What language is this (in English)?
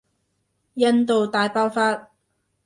Cantonese